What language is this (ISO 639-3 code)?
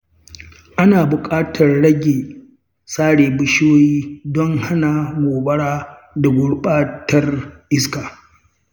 hau